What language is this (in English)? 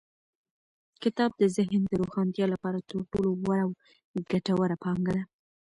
Pashto